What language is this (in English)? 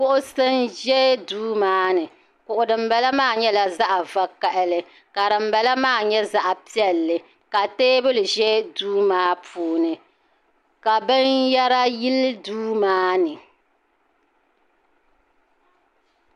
Dagbani